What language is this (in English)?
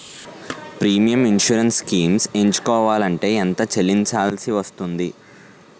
Telugu